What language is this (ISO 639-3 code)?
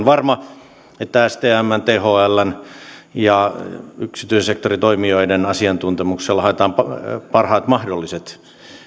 fin